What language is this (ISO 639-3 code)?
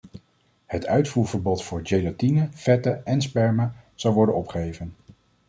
nld